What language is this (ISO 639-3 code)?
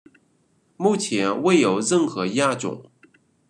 zho